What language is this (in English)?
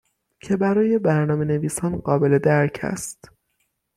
Persian